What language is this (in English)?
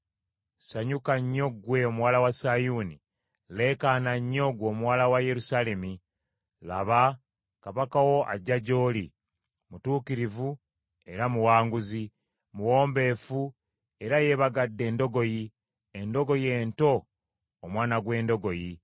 Ganda